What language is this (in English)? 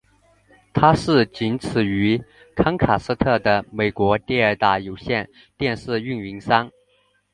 Chinese